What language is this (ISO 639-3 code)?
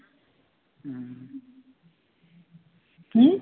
pan